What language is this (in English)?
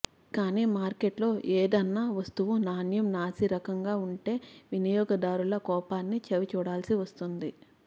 Telugu